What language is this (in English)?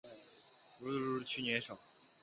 Chinese